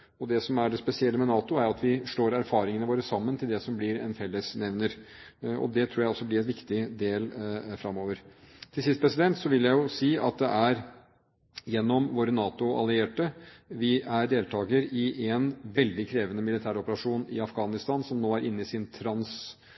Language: Norwegian Bokmål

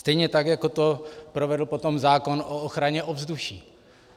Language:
Czech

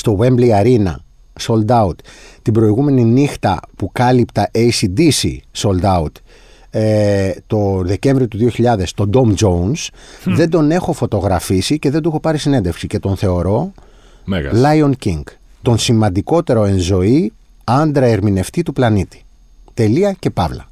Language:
Greek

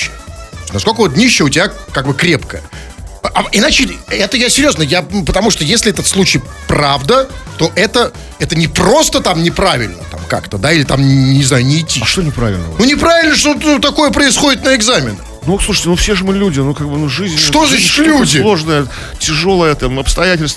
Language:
Russian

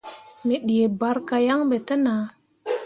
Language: Mundang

